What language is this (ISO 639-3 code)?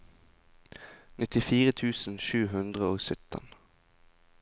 nor